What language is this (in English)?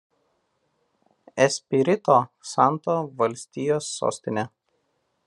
Lithuanian